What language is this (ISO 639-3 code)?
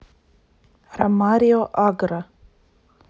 rus